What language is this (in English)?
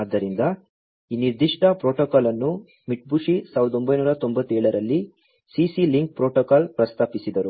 Kannada